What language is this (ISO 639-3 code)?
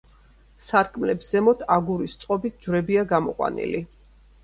kat